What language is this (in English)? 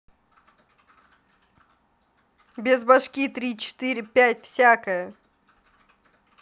Russian